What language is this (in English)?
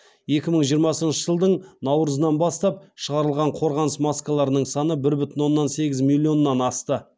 Kazakh